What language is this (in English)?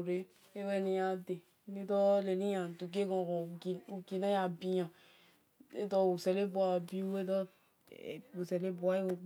Esan